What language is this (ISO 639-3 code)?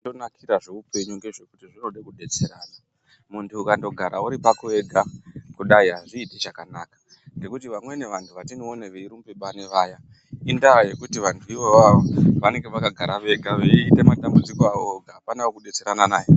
ndc